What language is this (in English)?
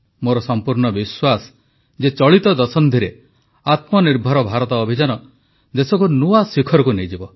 Odia